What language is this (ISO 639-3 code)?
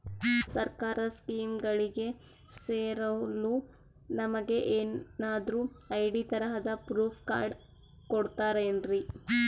kan